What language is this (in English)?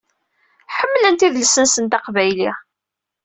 Kabyle